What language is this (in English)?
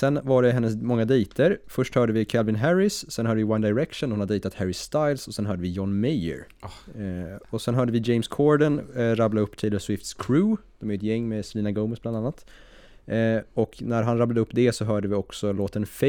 Swedish